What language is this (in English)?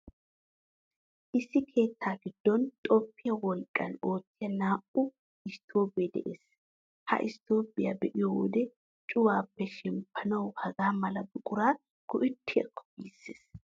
Wolaytta